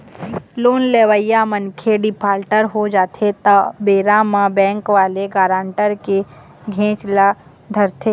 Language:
Chhattisgarhi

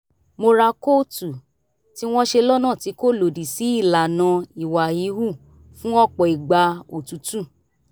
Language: Yoruba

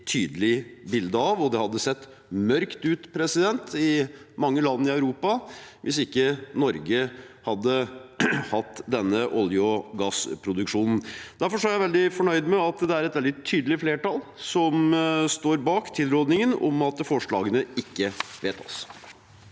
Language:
Norwegian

